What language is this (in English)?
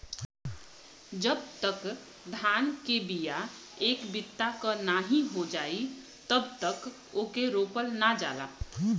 Bhojpuri